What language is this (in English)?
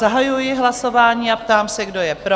Czech